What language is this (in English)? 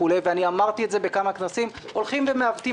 Hebrew